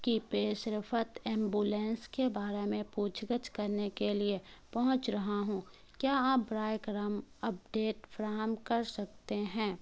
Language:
Urdu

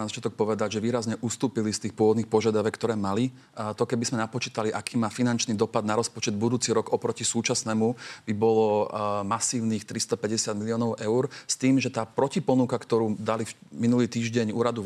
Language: Slovak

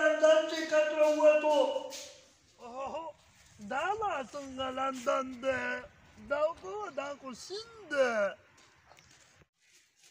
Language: Romanian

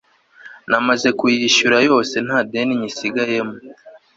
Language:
Kinyarwanda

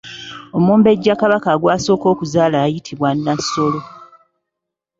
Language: Ganda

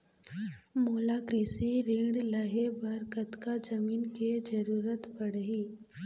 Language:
Chhattisgarhi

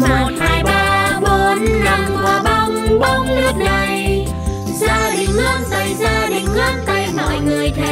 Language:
Vietnamese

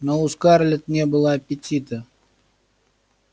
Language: Russian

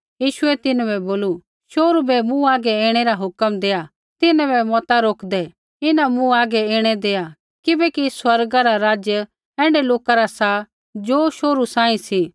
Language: Kullu Pahari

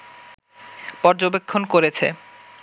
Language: Bangla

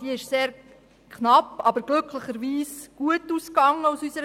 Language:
Swiss German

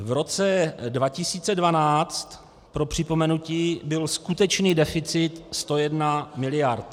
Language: Czech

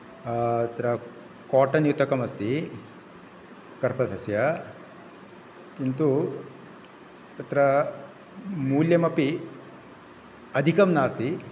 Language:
Sanskrit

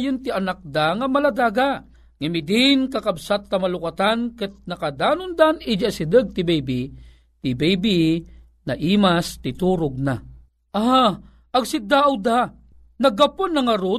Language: Filipino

